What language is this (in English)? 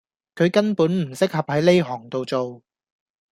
Cantonese